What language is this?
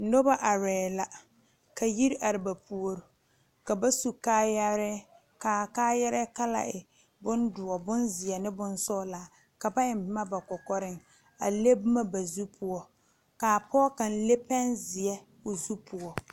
Southern Dagaare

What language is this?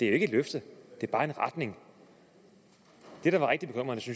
Danish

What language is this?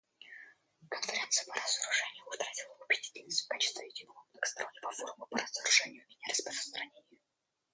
Russian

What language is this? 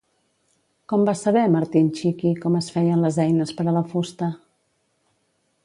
Catalan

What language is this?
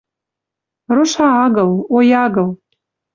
Western Mari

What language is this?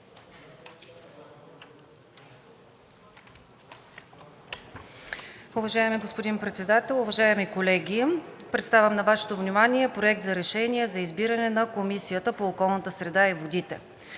Bulgarian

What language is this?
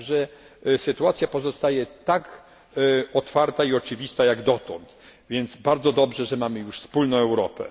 Polish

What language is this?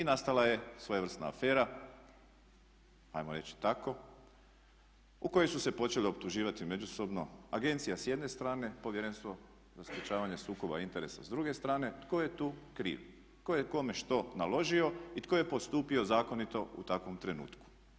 Croatian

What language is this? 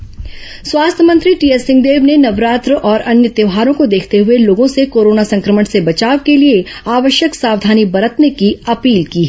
Hindi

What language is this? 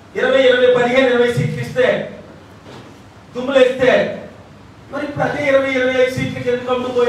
Telugu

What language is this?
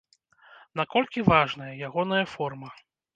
Belarusian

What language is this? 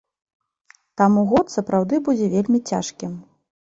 Belarusian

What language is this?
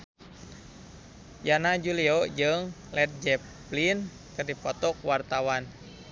Sundanese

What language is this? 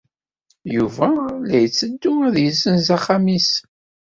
Kabyle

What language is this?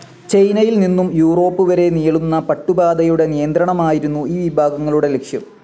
Malayalam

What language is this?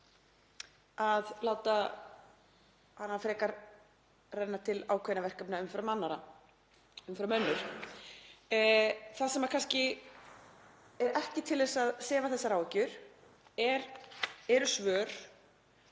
Icelandic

